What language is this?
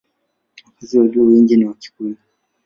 Swahili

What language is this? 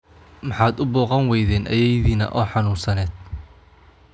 Somali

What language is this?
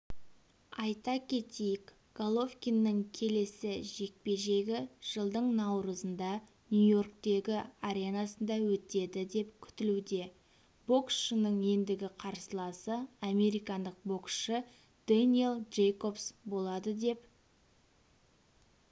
Kazakh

